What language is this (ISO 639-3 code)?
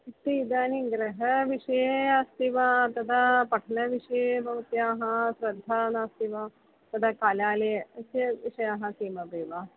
san